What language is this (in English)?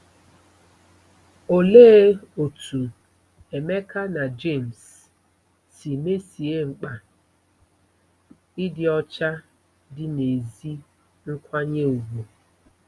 Igbo